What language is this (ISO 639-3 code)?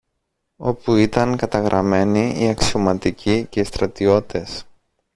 ell